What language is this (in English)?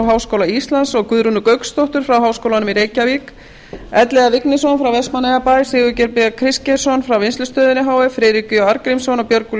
Icelandic